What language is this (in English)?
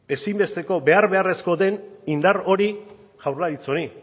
Basque